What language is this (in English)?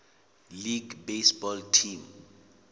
Southern Sotho